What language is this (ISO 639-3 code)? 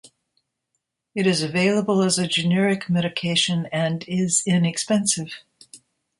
eng